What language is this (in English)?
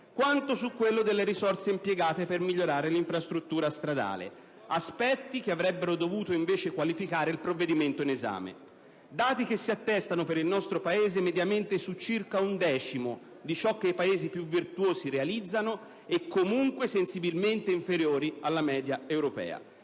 Italian